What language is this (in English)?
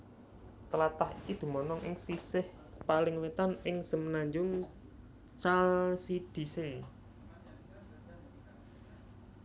Javanese